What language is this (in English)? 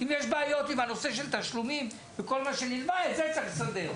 Hebrew